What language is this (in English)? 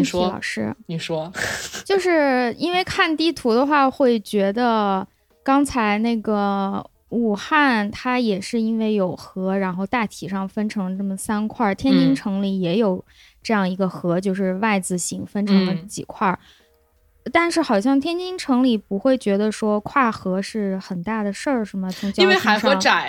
Chinese